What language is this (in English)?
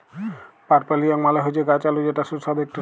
Bangla